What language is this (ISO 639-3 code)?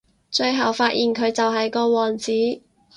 yue